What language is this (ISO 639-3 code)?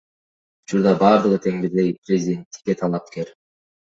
kir